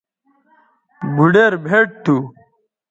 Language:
Bateri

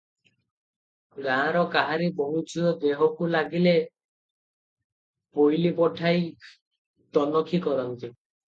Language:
Odia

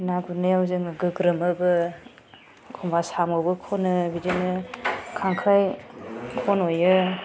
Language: Bodo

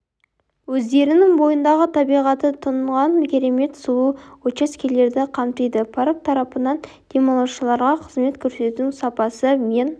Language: Kazakh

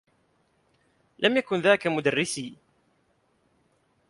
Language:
Arabic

